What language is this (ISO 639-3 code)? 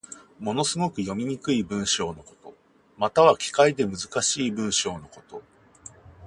jpn